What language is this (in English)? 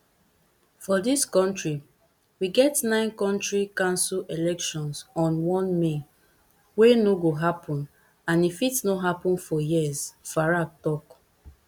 Nigerian Pidgin